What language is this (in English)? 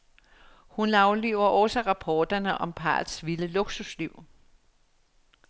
Danish